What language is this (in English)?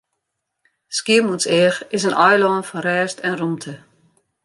Western Frisian